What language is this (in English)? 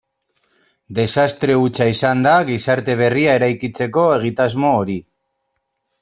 Basque